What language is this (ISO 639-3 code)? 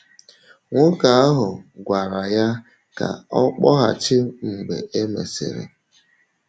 ibo